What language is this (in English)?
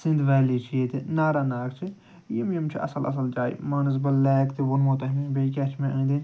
Kashmiri